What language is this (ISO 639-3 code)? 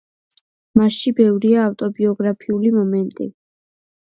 kat